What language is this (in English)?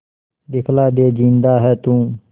Hindi